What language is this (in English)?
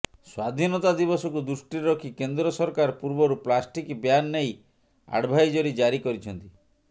Odia